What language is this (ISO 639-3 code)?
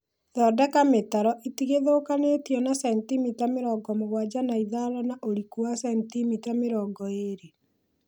kik